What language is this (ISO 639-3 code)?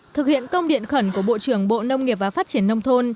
vie